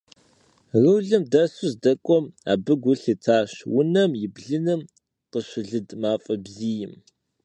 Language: Kabardian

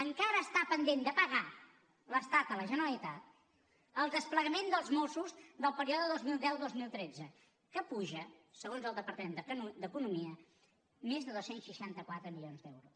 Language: Catalan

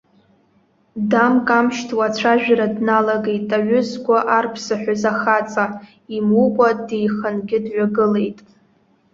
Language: Abkhazian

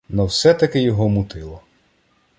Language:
Ukrainian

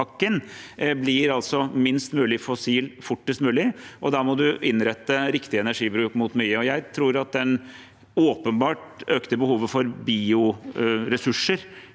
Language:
Norwegian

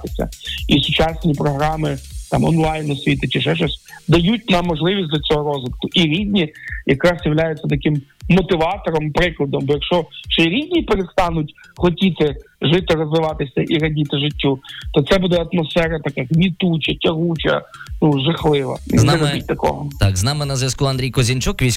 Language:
Ukrainian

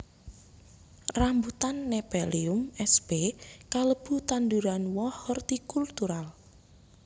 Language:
Javanese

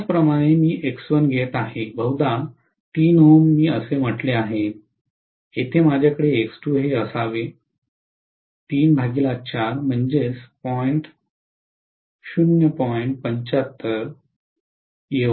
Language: Marathi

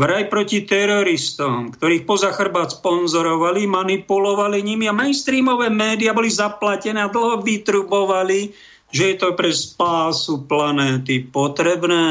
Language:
Slovak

